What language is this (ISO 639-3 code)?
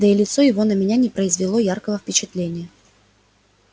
rus